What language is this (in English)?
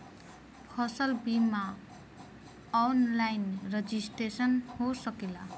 Bhojpuri